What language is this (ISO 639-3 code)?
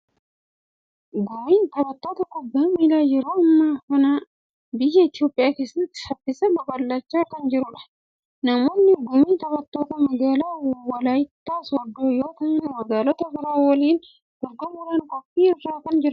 orm